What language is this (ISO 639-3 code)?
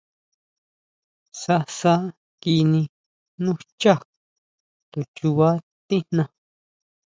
mau